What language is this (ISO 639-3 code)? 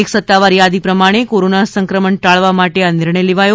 guj